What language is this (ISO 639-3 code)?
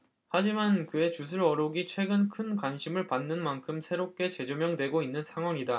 kor